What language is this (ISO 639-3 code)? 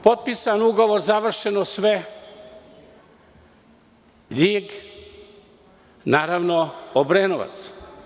srp